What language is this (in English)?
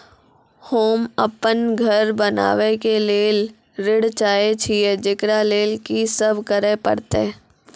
Maithili